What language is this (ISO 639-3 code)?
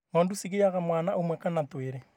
kik